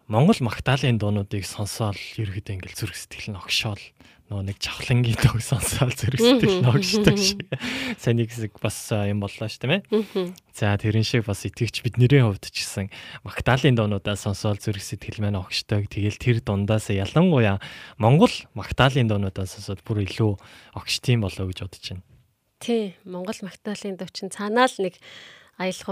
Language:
Korean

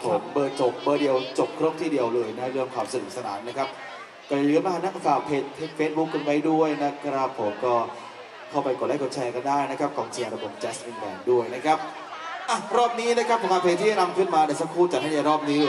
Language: Thai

